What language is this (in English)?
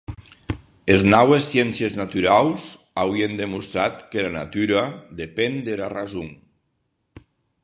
Occitan